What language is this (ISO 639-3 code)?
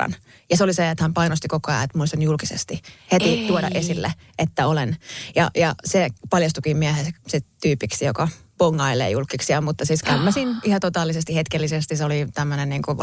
fin